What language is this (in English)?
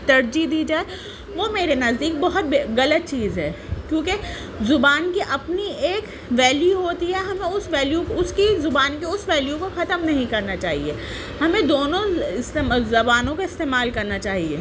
Urdu